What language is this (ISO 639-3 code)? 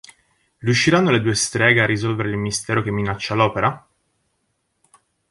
ita